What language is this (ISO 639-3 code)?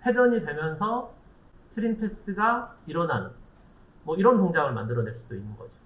kor